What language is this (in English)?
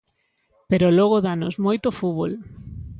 Galician